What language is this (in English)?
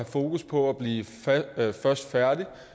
Danish